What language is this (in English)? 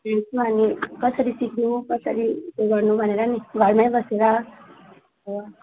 Nepali